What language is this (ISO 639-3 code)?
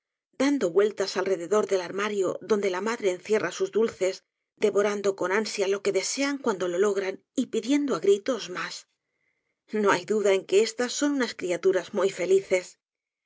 spa